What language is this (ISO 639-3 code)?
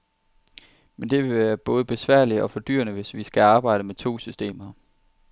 dan